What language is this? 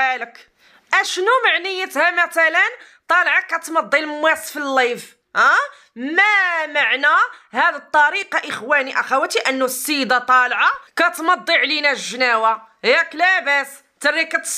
Arabic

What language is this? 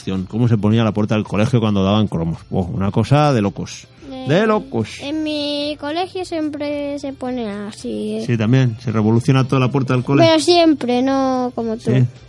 Spanish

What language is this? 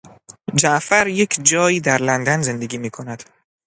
Persian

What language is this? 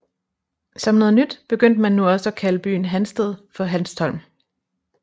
Danish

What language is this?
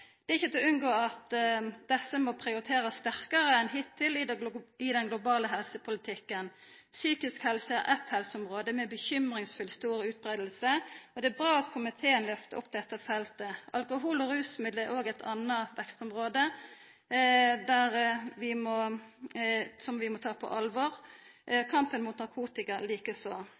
Norwegian Nynorsk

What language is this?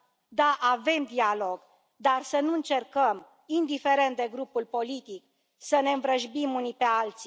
Romanian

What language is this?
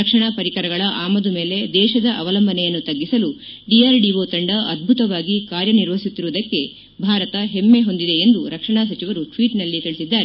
Kannada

